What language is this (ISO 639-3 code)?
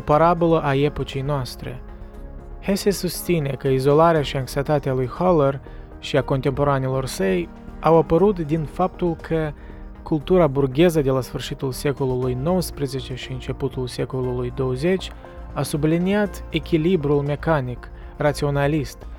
ron